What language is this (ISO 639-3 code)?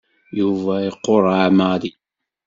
kab